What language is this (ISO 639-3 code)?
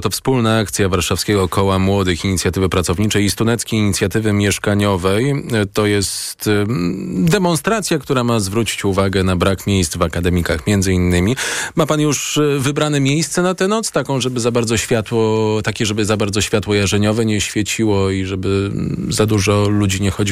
pol